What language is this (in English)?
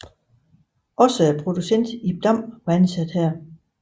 Danish